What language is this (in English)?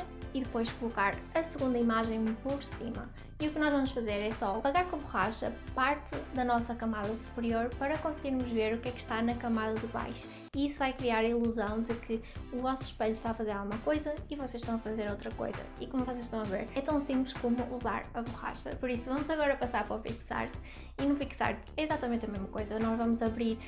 Portuguese